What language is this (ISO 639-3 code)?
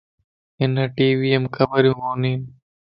lss